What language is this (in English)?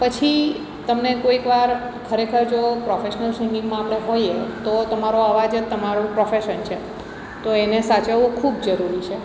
Gujarati